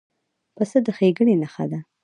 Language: Pashto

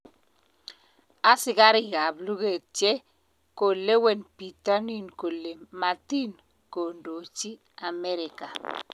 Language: Kalenjin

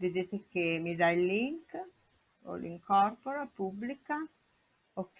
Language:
Italian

